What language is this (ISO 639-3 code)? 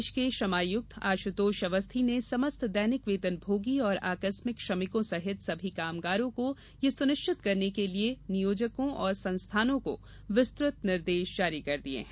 hin